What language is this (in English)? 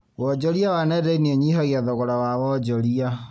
Kikuyu